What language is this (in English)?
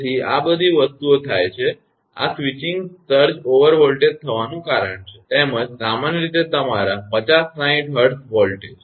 Gujarati